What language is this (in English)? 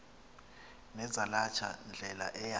Xhosa